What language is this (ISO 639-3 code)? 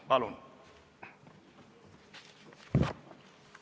est